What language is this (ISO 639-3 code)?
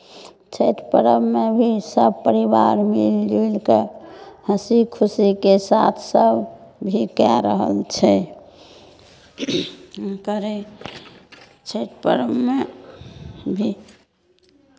mai